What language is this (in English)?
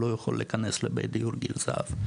Hebrew